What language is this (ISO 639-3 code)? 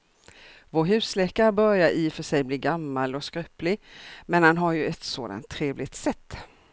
swe